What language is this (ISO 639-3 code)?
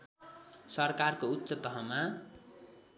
nep